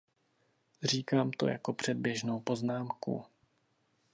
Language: Czech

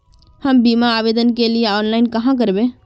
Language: Magahi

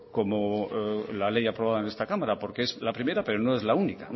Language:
Spanish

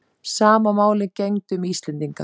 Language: Icelandic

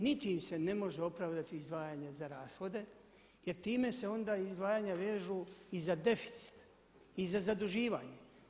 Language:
Croatian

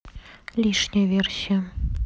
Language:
Russian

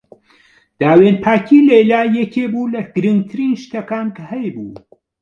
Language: Central Kurdish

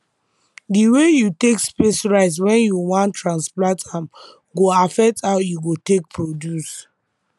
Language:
Nigerian Pidgin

